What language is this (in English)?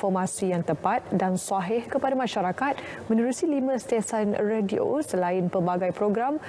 Malay